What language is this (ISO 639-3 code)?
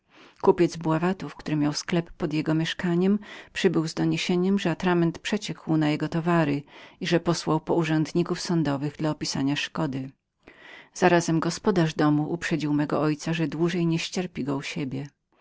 pol